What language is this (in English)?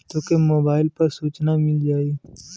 Bhojpuri